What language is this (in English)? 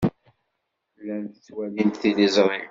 Kabyle